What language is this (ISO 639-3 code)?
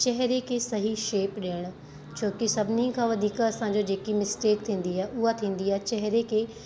snd